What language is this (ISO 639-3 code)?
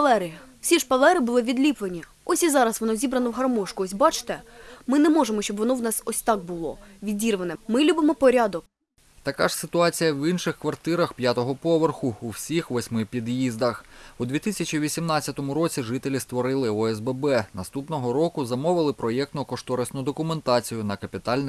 ukr